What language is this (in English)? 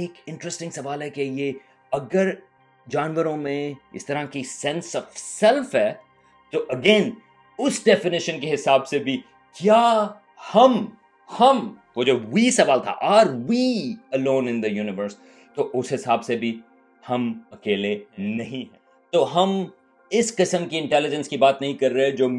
Urdu